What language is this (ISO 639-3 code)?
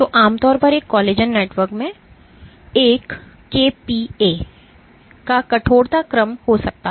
hin